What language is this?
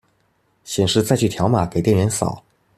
Chinese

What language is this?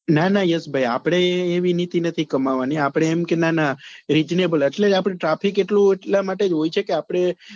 Gujarati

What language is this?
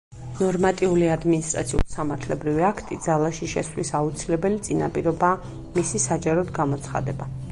Georgian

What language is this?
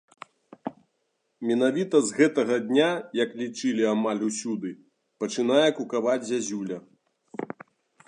Belarusian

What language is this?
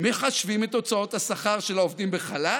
Hebrew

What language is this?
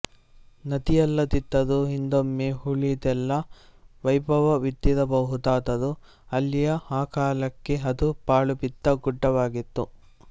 Kannada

